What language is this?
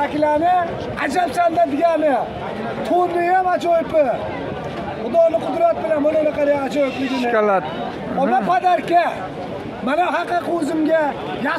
Turkish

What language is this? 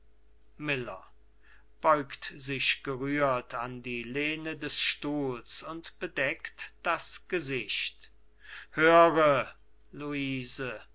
German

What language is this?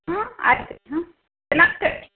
Kannada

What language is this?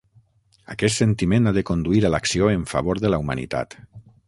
Catalan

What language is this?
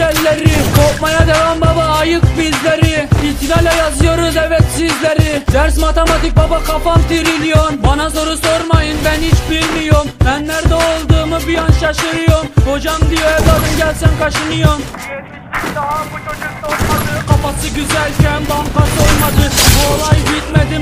Turkish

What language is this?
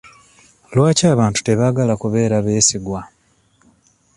Ganda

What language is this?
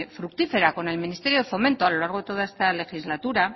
Spanish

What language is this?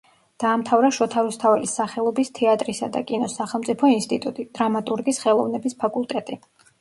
Georgian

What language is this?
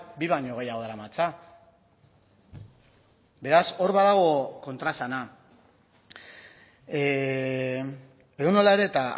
Basque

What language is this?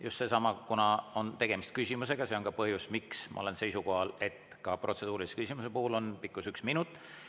Estonian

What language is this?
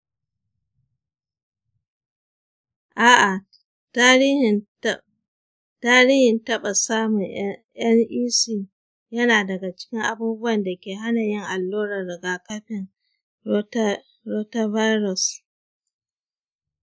Hausa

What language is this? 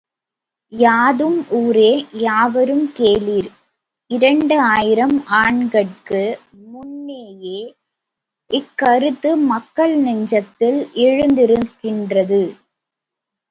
Tamil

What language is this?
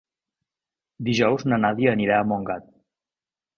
Catalan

